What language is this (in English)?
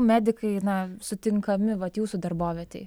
Lithuanian